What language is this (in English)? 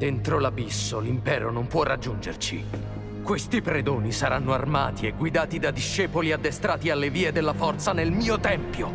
Italian